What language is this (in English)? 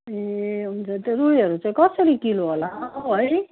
Nepali